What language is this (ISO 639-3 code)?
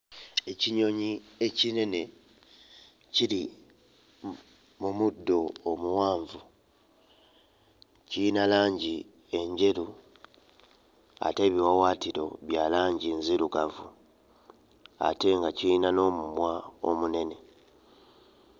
lug